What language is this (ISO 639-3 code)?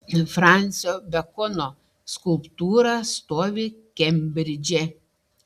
lit